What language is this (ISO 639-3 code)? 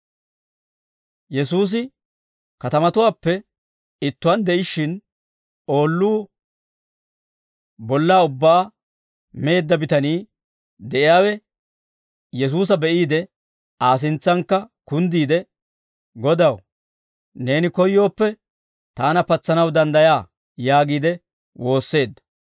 dwr